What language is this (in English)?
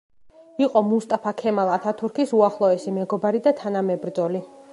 Georgian